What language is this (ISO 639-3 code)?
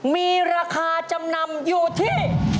tha